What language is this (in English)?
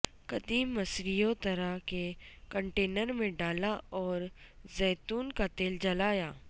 Urdu